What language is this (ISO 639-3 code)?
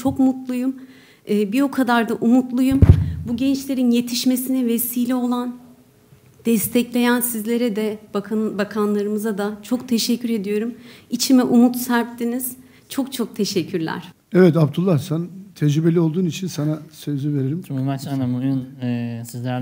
tur